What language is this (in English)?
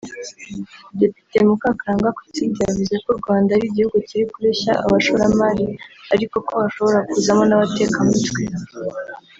Kinyarwanda